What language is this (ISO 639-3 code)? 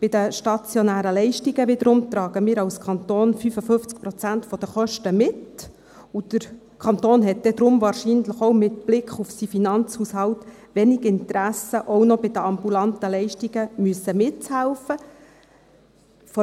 gsw